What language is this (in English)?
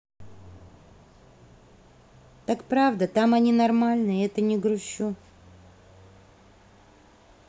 Russian